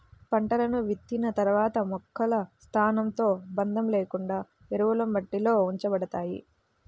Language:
Telugu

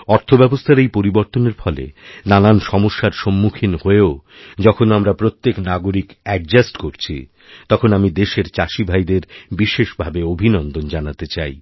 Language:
Bangla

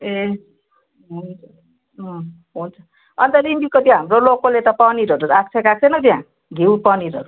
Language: Nepali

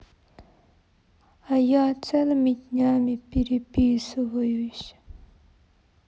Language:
Russian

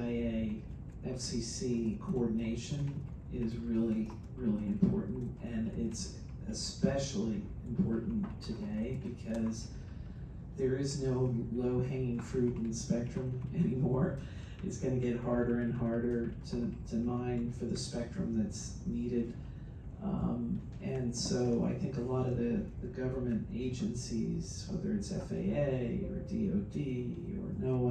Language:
English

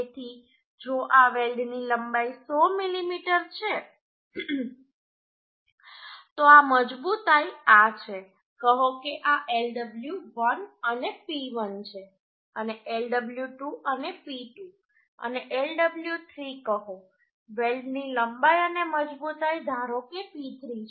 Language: Gujarati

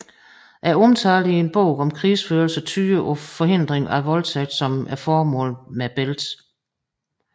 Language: Danish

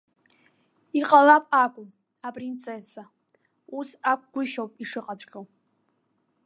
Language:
Abkhazian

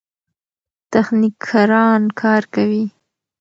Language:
Pashto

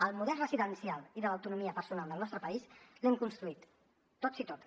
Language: Catalan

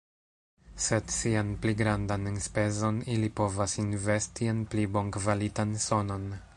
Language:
Esperanto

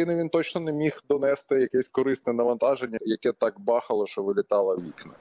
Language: Ukrainian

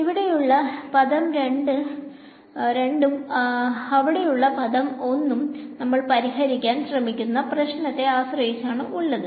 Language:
Malayalam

